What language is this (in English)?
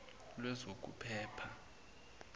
Zulu